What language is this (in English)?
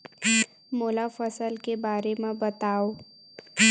Chhattisgarhi